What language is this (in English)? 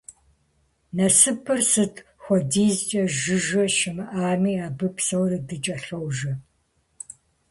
Kabardian